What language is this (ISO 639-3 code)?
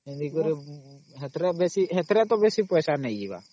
ori